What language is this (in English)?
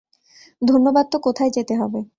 Bangla